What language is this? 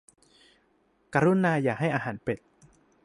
Thai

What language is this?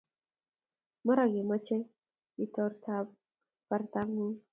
Kalenjin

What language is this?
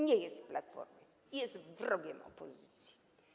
Polish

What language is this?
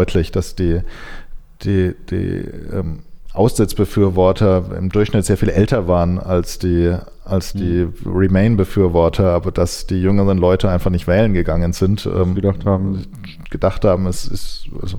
German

